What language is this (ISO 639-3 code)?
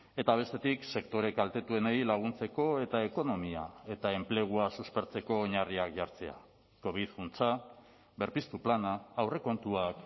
eus